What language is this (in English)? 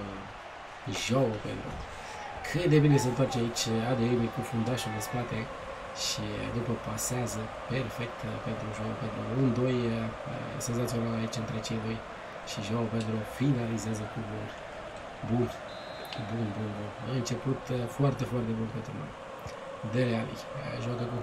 Romanian